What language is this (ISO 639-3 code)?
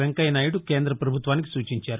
tel